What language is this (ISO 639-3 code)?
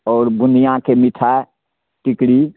mai